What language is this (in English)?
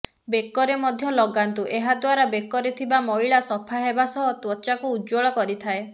Odia